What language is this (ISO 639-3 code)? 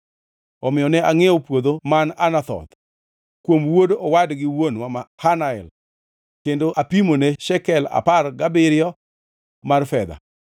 luo